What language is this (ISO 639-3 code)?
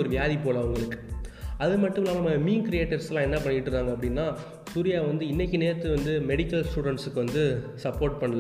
tam